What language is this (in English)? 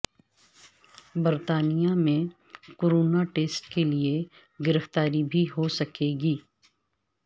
Urdu